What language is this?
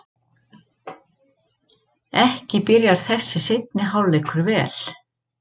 Icelandic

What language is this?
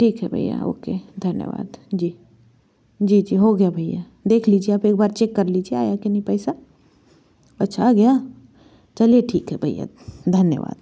Hindi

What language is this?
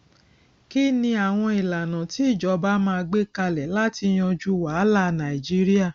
Yoruba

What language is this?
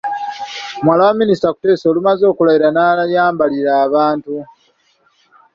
Ganda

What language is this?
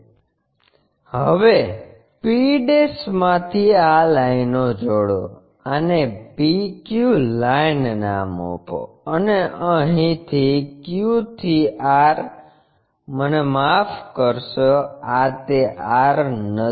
Gujarati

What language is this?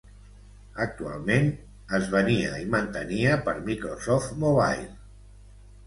Catalan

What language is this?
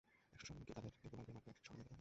Bangla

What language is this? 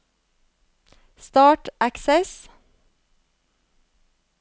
Norwegian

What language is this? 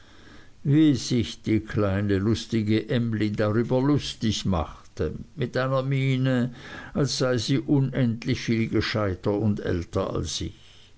German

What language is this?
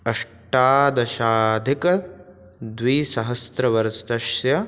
Sanskrit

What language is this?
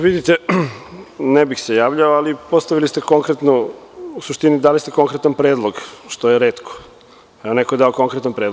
Serbian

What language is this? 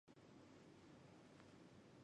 Chinese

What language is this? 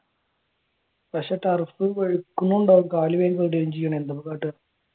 Malayalam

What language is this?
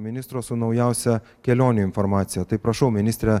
Lithuanian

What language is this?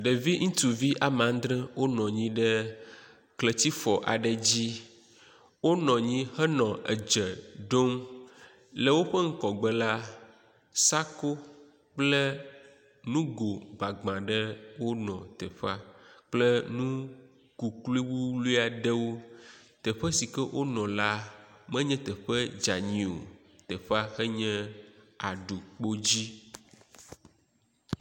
Ewe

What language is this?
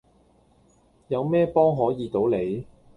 Cantonese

